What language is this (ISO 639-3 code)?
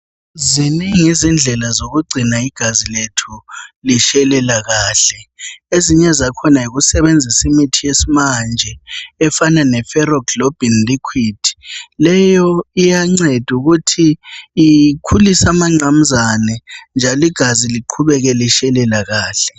nde